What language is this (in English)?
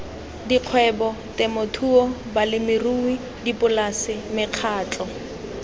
Tswana